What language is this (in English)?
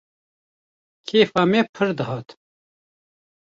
Kurdish